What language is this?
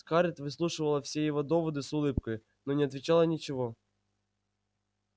Russian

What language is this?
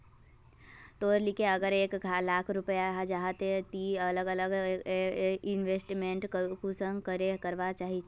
Magahi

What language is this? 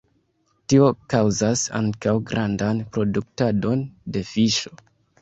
Esperanto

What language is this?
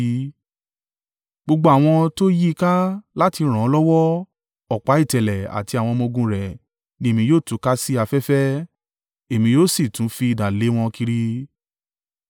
Yoruba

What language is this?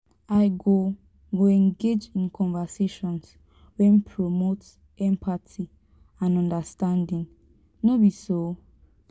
Nigerian Pidgin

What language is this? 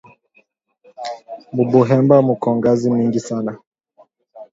Swahili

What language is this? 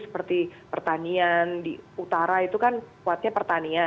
Indonesian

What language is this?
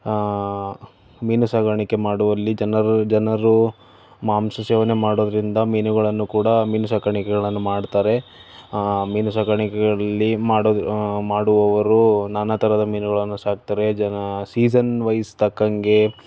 Kannada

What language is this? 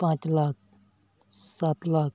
Santali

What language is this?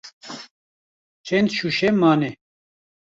Kurdish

